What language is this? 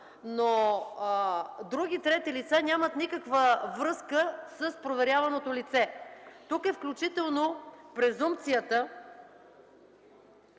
Bulgarian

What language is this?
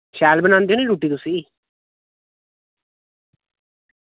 Dogri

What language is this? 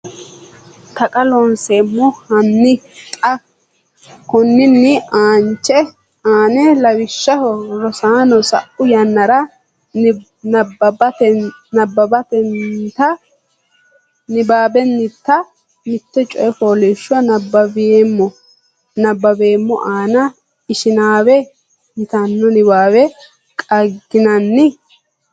Sidamo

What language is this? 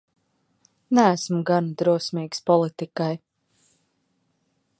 Latvian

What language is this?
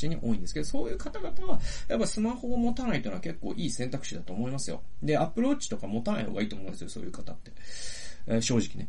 Japanese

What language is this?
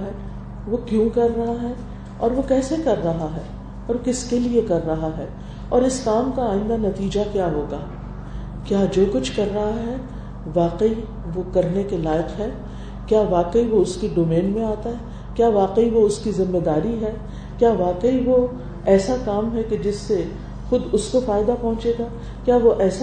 Urdu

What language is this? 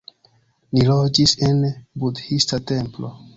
Esperanto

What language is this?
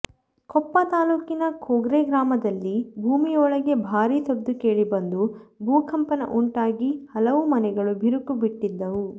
Kannada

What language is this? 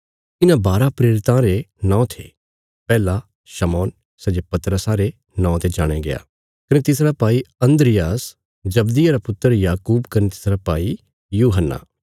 Bilaspuri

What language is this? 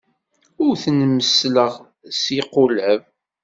Kabyle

